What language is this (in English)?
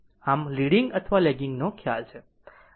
Gujarati